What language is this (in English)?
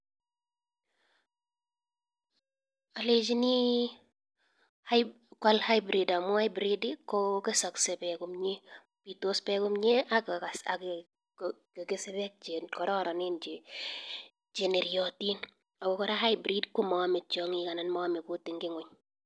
Kalenjin